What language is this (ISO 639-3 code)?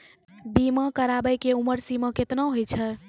mai